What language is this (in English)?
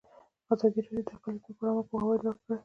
Pashto